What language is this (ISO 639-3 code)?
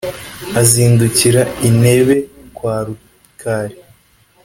kin